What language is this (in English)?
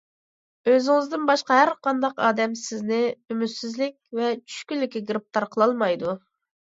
Uyghur